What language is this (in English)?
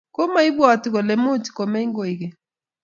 Kalenjin